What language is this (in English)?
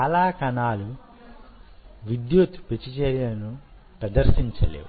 Telugu